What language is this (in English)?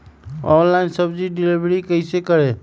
Magahi